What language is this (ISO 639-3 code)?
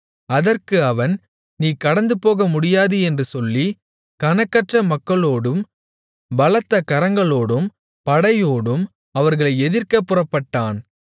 tam